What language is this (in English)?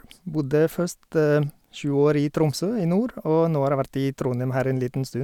Norwegian